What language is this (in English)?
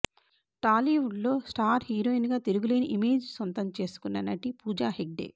Telugu